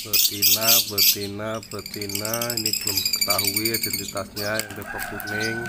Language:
Indonesian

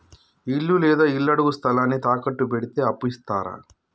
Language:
Telugu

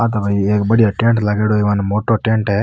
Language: Rajasthani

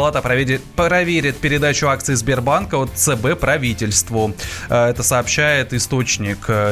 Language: Russian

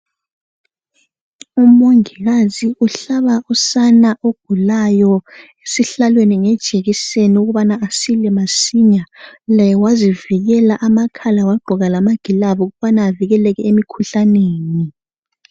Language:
North Ndebele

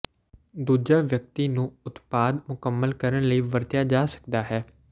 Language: Punjabi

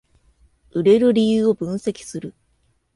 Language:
Japanese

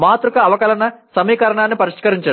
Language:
Telugu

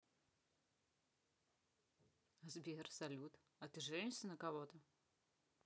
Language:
Russian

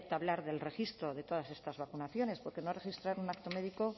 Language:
Spanish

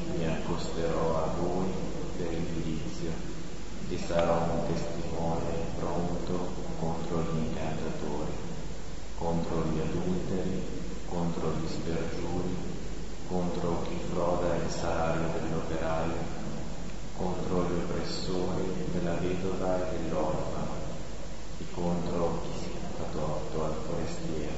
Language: Italian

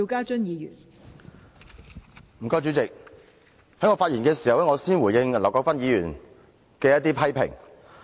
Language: Cantonese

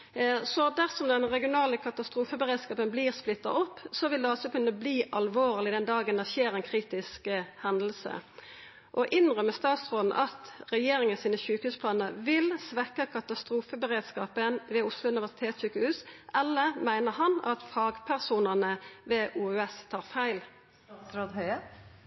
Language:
Norwegian Nynorsk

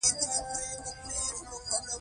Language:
Pashto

